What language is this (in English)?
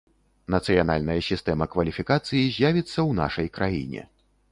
Belarusian